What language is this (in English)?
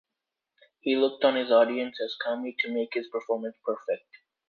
English